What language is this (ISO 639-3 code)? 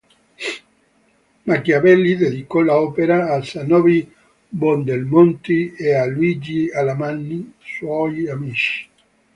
ita